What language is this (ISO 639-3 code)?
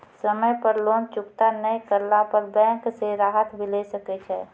mai